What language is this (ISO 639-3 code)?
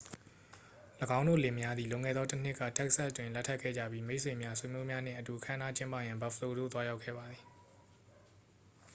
mya